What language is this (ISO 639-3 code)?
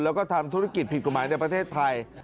tha